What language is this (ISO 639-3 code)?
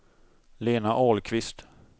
swe